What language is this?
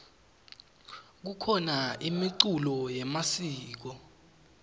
Swati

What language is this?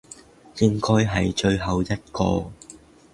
Cantonese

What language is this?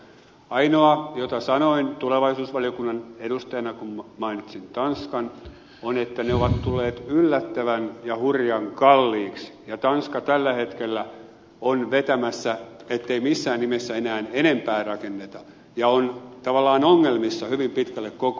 Finnish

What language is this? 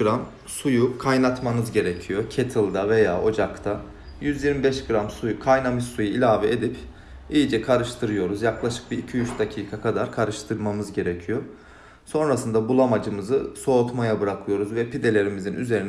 Turkish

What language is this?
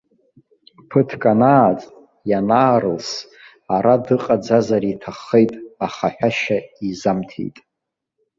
Abkhazian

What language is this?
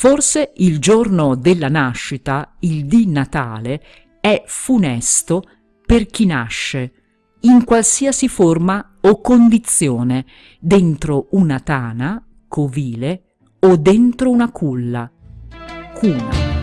Italian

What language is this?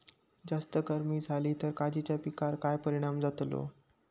Marathi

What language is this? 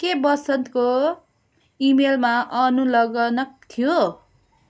Nepali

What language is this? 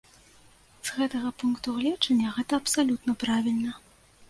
Belarusian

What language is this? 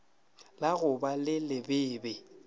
Northern Sotho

